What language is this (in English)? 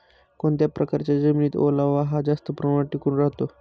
Marathi